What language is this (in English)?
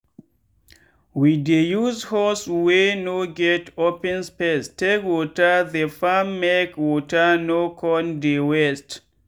Nigerian Pidgin